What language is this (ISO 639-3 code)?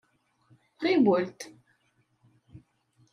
kab